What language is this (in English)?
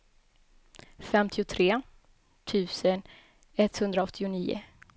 Swedish